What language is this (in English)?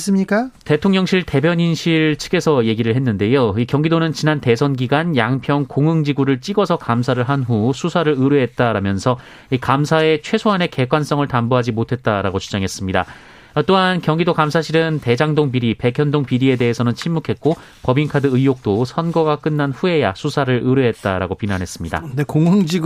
Korean